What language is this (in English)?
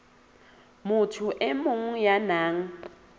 Southern Sotho